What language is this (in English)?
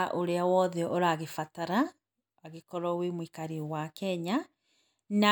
Kikuyu